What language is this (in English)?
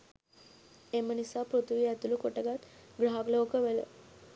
Sinhala